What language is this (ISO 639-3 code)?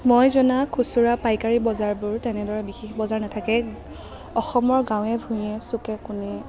asm